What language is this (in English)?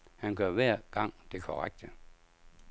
Danish